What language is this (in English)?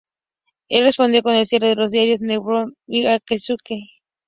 Spanish